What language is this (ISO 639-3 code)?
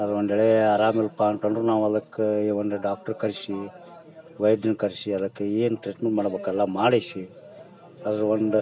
kan